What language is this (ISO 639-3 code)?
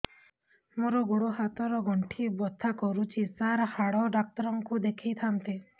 ori